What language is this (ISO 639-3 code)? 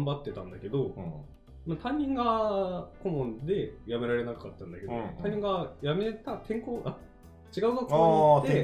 jpn